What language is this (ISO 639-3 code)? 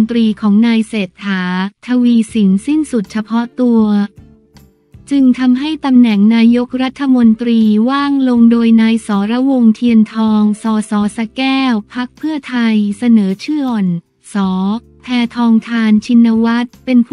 tha